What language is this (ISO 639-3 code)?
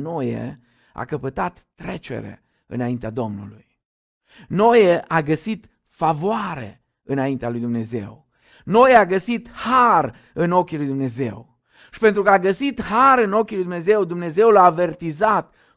ron